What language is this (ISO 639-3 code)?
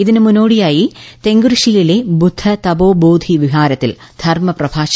mal